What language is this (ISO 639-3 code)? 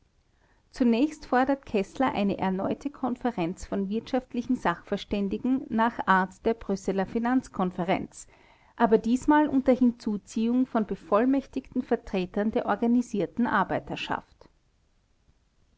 deu